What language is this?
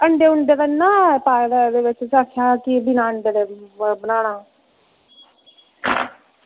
Dogri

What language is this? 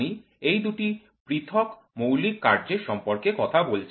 Bangla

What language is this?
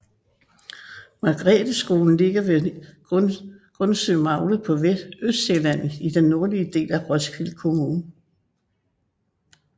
Danish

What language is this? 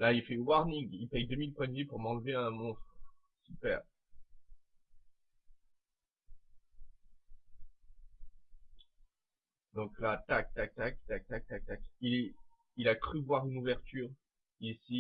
French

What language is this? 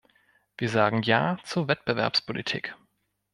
German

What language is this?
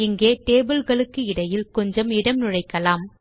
Tamil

